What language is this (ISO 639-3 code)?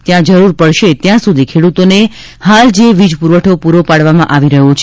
guj